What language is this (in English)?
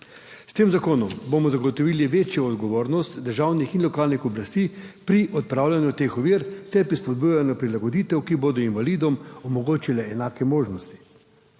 Slovenian